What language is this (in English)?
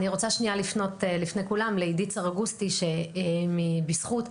Hebrew